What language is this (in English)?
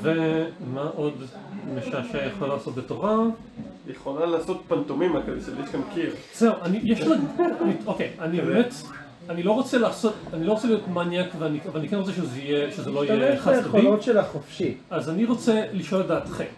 Hebrew